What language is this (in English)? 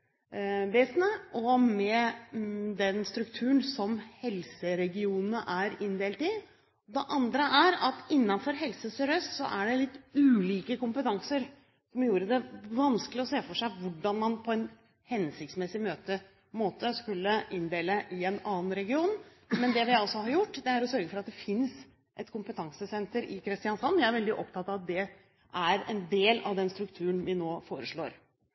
Norwegian Bokmål